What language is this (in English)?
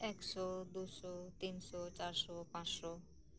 Santali